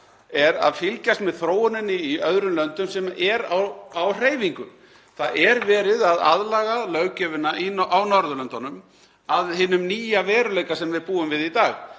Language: Icelandic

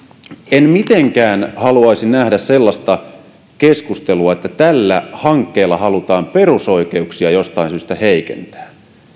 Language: Finnish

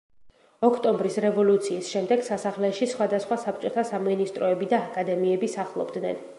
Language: Georgian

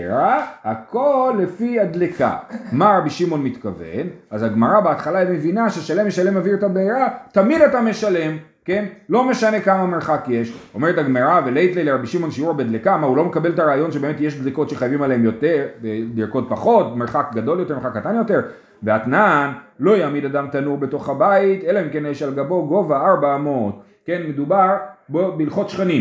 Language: Hebrew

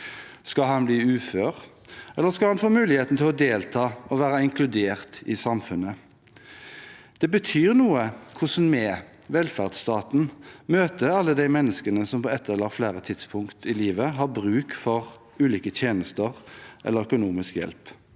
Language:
Norwegian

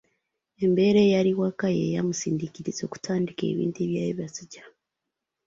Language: Ganda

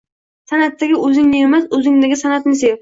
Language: Uzbek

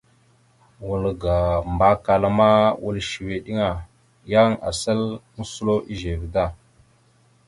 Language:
Mada (Cameroon)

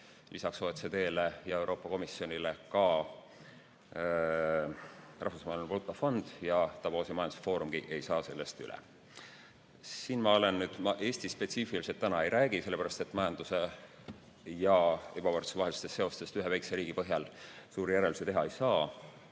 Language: Estonian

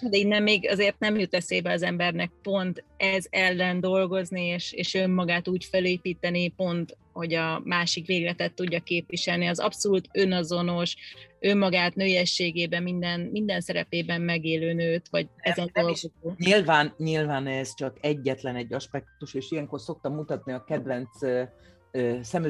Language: Hungarian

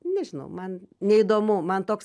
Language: Lithuanian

